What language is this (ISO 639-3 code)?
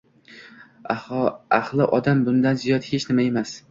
uzb